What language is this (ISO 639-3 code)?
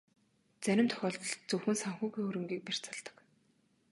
mon